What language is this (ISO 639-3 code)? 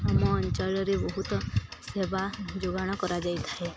ori